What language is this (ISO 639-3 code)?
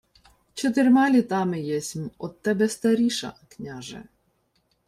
ukr